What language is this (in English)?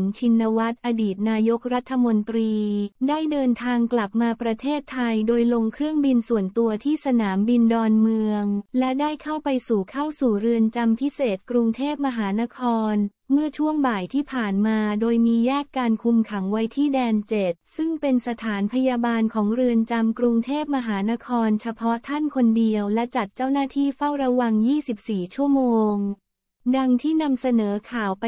Thai